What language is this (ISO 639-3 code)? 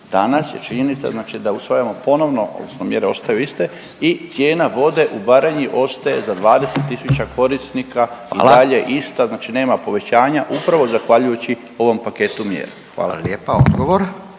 hrv